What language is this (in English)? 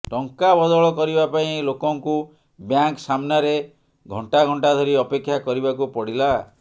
Odia